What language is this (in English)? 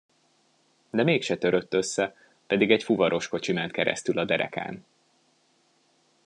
Hungarian